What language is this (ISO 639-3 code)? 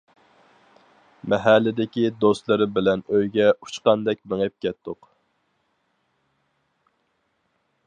uig